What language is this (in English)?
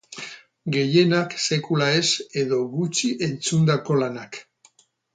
Basque